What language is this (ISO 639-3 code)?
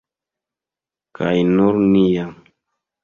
epo